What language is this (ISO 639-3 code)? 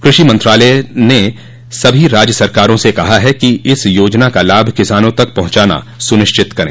hin